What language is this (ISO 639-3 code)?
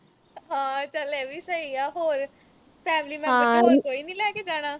pan